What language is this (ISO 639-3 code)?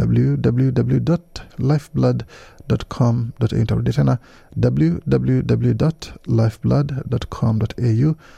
swa